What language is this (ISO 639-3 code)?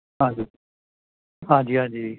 pan